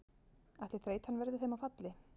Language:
Icelandic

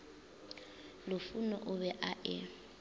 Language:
Northern Sotho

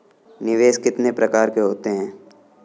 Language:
Hindi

